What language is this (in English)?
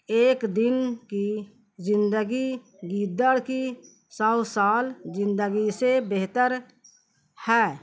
Urdu